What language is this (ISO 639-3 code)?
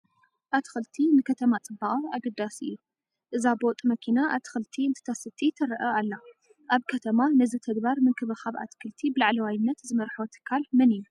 tir